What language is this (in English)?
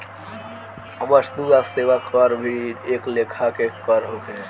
Bhojpuri